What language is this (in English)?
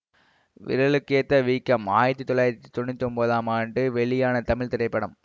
Tamil